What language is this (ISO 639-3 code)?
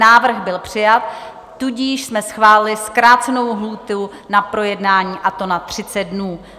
ces